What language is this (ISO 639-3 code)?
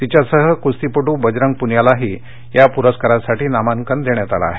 mar